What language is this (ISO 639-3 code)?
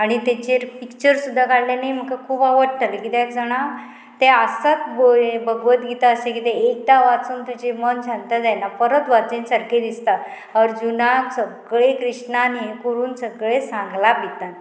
kok